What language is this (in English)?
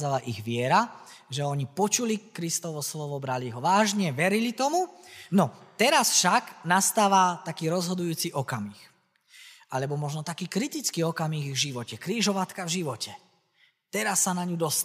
Slovak